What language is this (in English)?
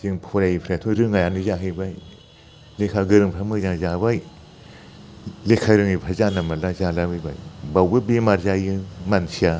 Bodo